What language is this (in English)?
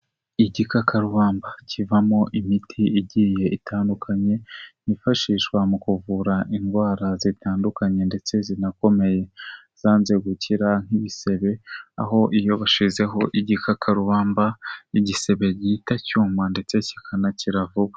Kinyarwanda